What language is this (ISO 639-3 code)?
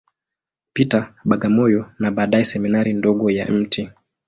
swa